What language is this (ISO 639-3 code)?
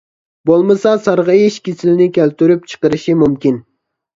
uig